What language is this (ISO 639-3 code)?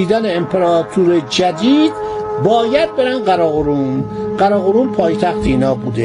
fas